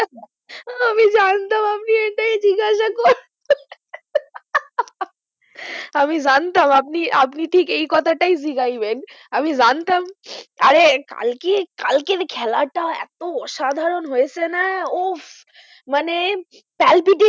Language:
Bangla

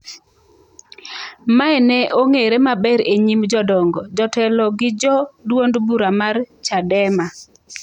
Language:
Luo (Kenya and Tanzania)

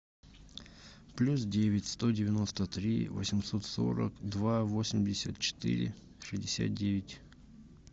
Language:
Russian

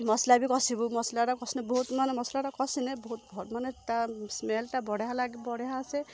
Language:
Odia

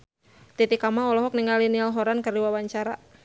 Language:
Sundanese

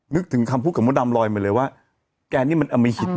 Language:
Thai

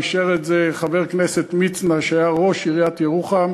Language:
Hebrew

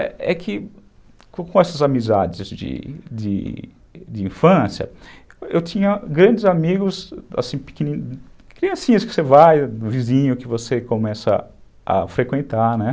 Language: Portuguese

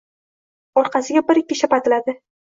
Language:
Uzbek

